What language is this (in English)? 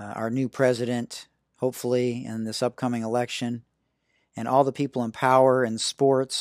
English